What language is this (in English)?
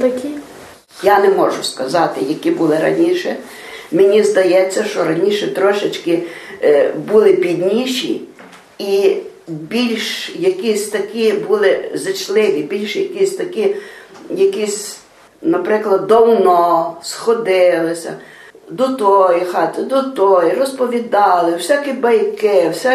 Ukrainian